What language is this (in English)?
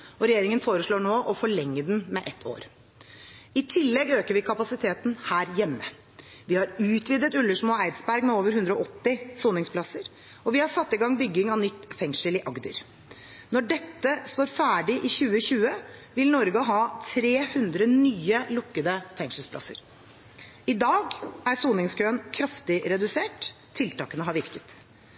Norwegian Bokmål